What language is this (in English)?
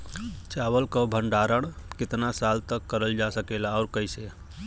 Bhojpuri